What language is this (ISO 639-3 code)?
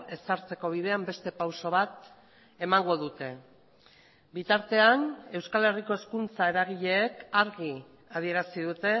eus